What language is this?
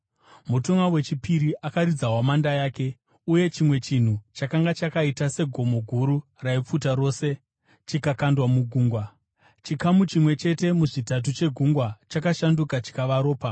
Shona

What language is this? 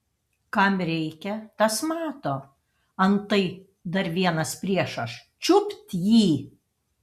Lithuanian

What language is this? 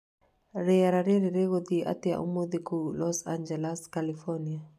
Kikuyu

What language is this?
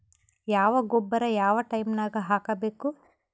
Kannada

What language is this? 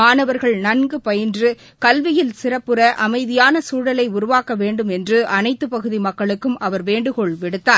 Tamil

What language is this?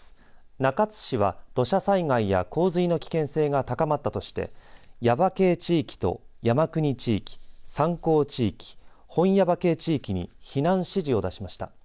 Japanese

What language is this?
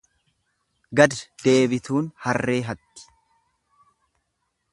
Oromo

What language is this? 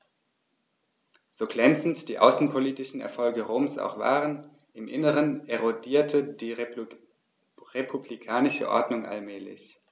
German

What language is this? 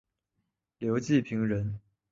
Chinese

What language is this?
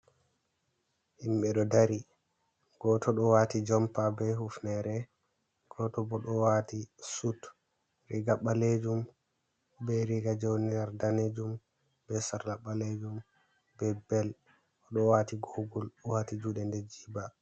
Fula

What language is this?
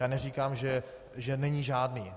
Czech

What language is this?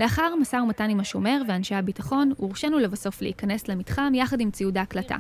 Hebrew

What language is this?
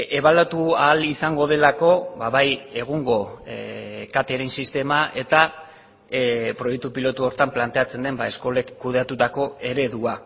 Basque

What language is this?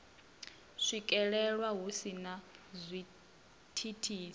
Venda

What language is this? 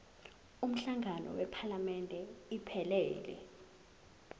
Zulu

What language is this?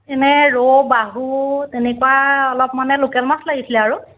Assamese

